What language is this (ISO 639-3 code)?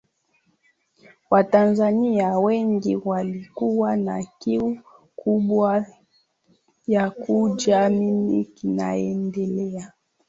swa